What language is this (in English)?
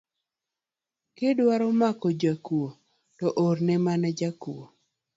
Luo (Kenya and Tanzania)